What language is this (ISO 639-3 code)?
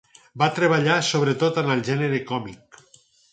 cat